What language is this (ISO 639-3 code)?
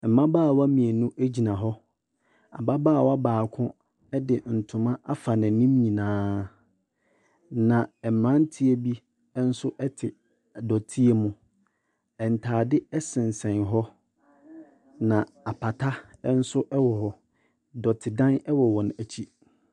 aka